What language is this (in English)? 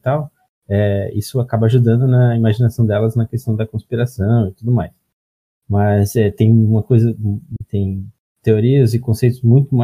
Portuguese